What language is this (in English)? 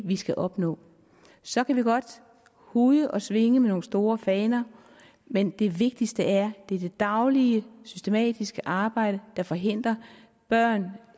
Danish